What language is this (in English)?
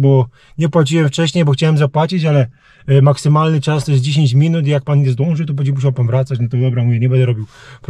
Polish